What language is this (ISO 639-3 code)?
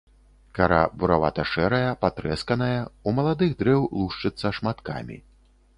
bel